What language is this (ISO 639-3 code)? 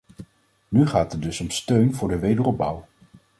nld